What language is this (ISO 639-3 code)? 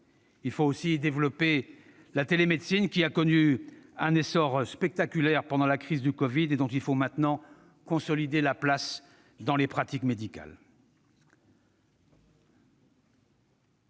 fra